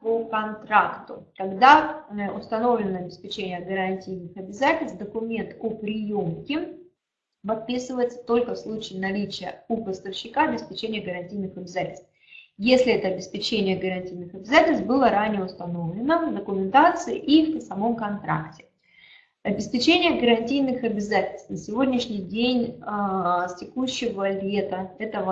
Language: Russian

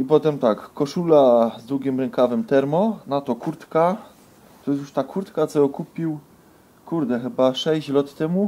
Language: Polish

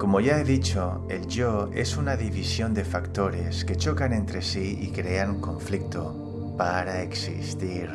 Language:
Spanish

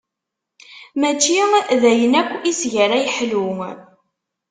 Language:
Kabyle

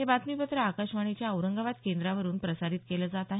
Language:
Marathi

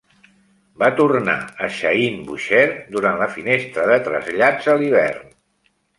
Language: Catalan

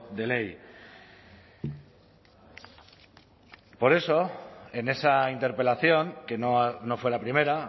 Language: Spanish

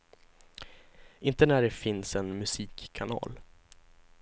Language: Swedish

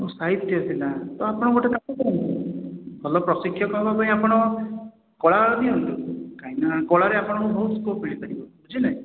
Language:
Odia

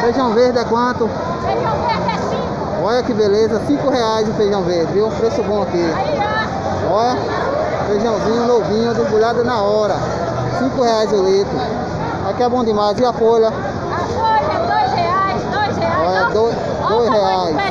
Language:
Portuguese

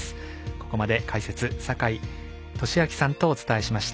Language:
Japanese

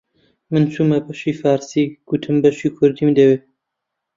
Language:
Central Kurdish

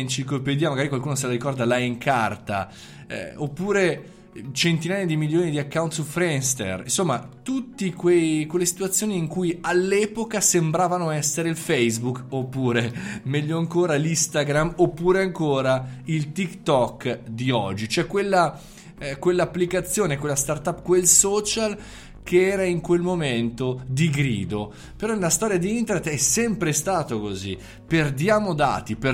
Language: Italian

